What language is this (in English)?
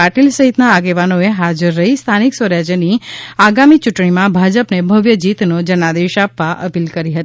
Gujarati